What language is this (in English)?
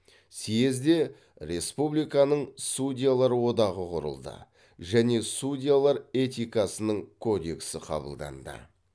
Kazakh